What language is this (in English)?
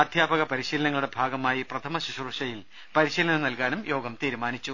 Malayalam